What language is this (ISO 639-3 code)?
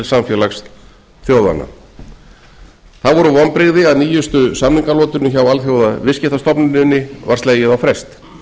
isl